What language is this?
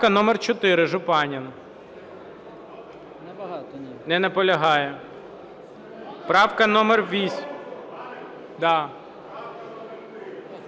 Ukrainian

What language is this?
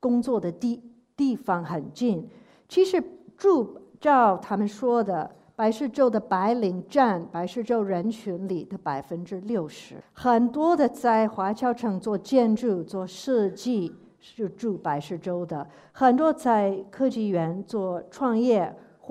Chinese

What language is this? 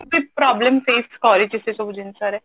Odia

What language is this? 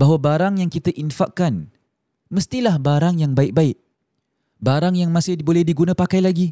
Malay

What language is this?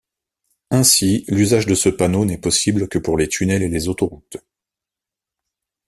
French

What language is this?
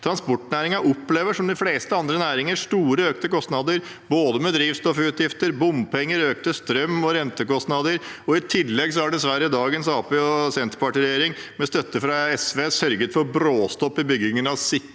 Norwegian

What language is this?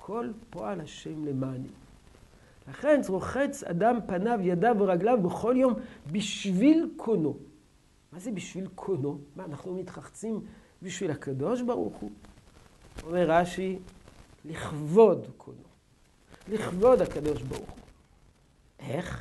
Hebrew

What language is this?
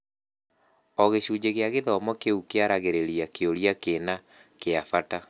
Kikuyu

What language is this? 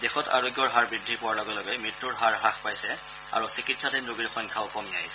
Assamese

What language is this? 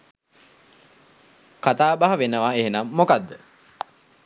Sinhala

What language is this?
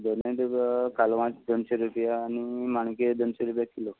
Konkani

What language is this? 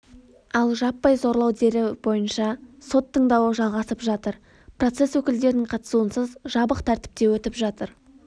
Kazakh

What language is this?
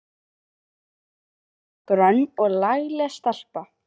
Icelandic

